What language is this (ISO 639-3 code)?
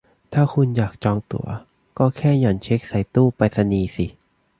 tha